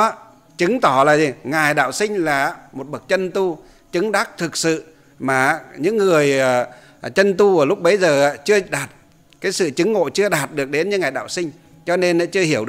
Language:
Vietnamese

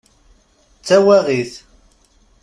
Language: Kabyle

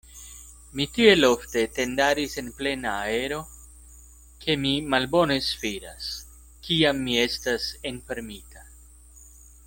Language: Esperanto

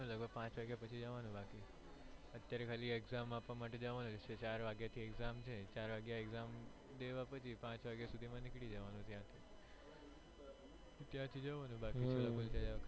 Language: Gujarati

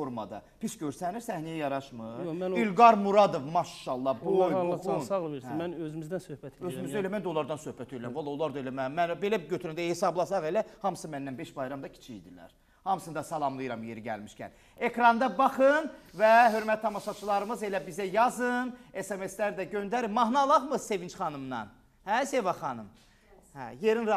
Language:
Turkish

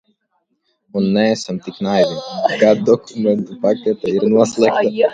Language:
Latvian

